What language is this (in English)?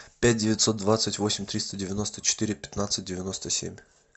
Russian